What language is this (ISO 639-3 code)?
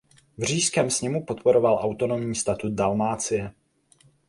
ces